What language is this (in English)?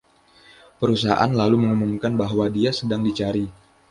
Indonesian